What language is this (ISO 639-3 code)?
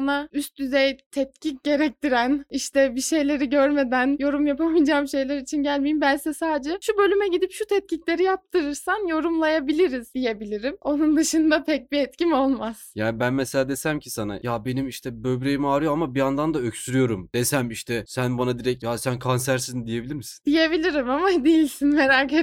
tur